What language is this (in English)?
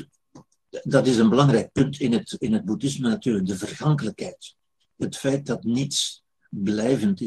Dutch